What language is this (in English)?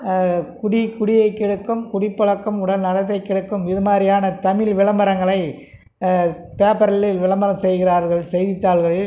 Tamil